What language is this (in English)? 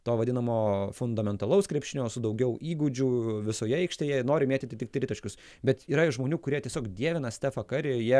Lithuanian